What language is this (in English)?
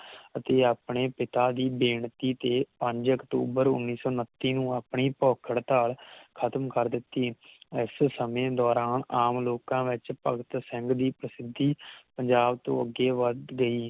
Punjabi